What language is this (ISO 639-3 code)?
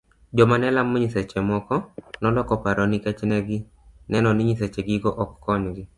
luo